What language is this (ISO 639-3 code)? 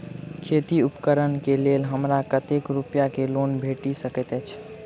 mai